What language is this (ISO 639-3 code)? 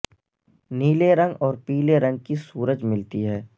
urd